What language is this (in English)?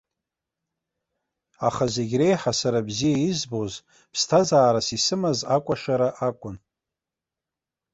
Abkhazian